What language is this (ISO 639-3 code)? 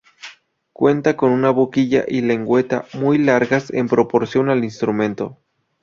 spa